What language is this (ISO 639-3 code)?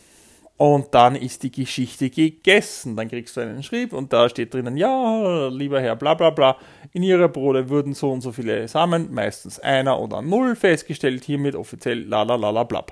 deu